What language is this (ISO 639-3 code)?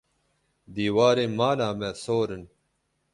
kur